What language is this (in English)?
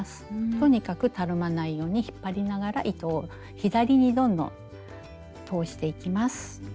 Japanese